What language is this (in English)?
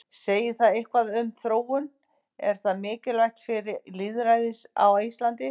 Icelandic